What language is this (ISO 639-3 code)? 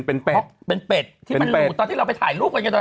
tha